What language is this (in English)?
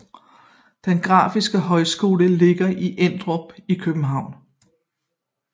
Danish